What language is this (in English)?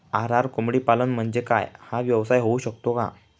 Marathi